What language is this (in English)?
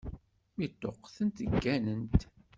Kabyle